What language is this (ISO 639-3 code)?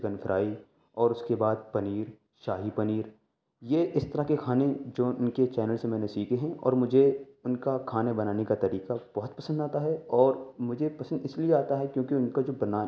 urd